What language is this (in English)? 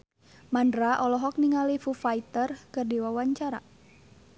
Sundanese